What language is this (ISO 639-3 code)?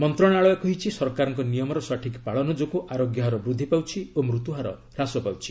ori